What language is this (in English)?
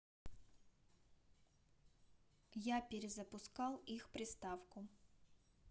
Russian